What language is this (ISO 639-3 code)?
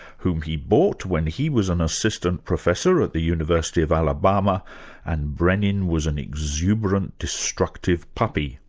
eng